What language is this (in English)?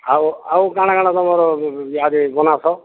Odia